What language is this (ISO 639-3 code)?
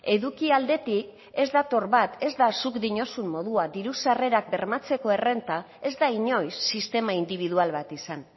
eus